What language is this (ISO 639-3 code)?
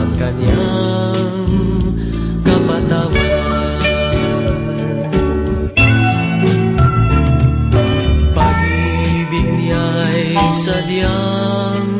fil